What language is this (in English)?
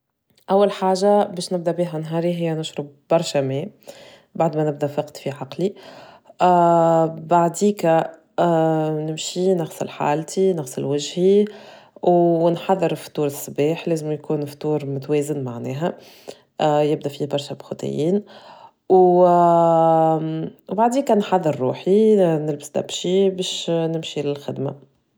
Tunisian Arabic